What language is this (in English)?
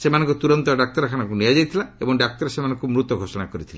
Odia